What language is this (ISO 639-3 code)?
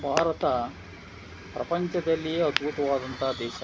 kan